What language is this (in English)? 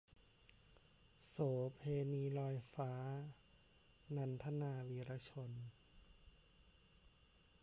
Thai